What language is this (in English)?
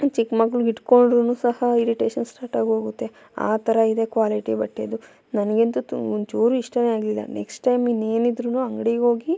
Kannada